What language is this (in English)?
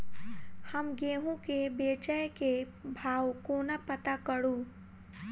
Maithili